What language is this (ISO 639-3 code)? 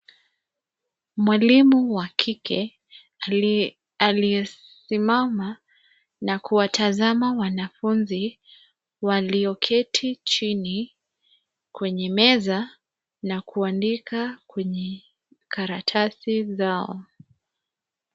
swa